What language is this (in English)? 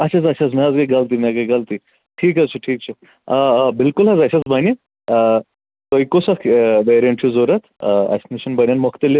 Kashmiri